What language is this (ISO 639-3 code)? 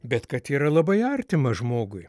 lit